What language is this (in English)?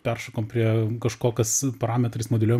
Lithuanian